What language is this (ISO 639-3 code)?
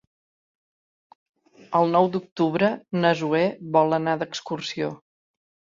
cat